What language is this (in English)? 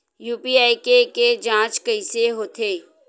Chhattisgarhi